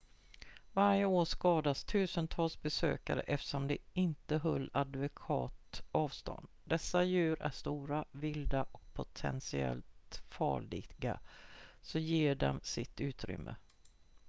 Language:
Swedish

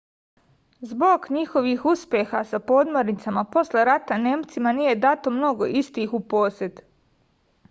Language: Serbian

